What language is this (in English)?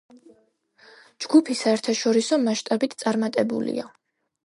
Georgian